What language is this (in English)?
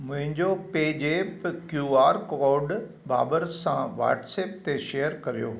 Sindhi